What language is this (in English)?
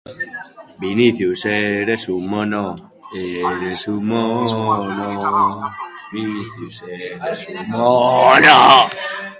Basque